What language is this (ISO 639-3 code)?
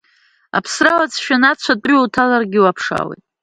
abk